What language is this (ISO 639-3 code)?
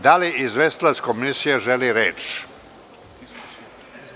srp